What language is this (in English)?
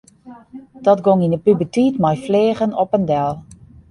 Western Frisian